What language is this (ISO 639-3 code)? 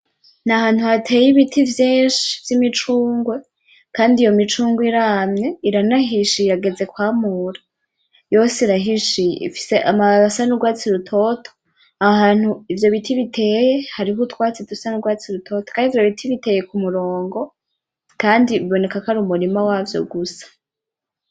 run